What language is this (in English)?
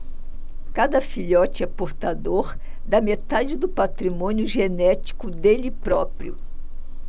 Portuguese